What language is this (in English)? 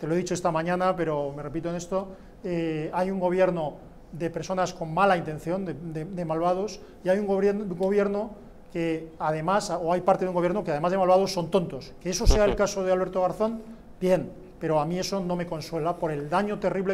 Spanish